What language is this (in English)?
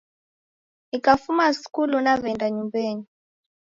Taita